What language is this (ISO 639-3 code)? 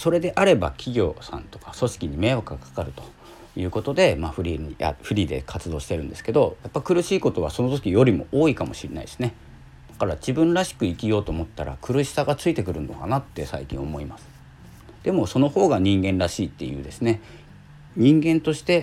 jpn